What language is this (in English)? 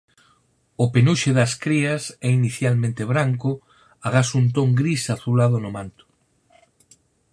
Galician